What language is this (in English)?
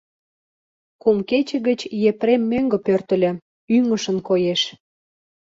Mari